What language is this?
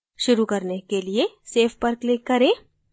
Hindi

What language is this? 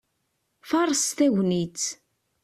Kabyle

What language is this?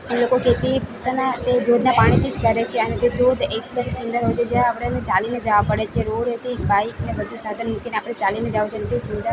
Gujarati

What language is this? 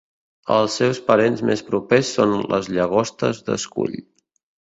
Catalan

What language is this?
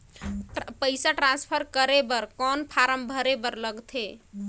Chhattisgarhi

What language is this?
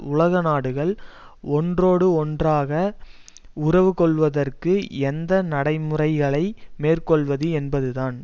Tamil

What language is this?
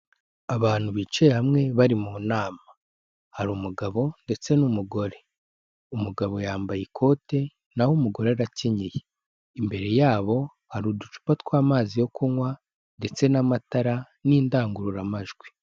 Kinyarwanda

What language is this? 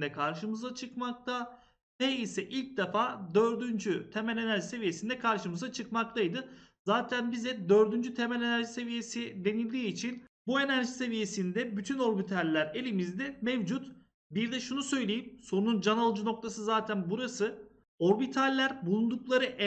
Turkish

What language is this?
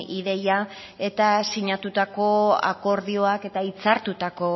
Basque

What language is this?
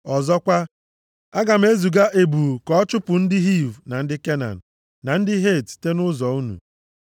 Igbo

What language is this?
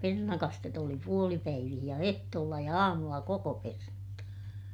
Finnish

